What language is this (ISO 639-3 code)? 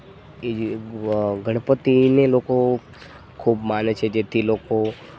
guj